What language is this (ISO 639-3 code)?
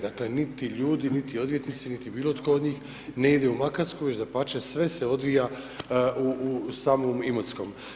hrv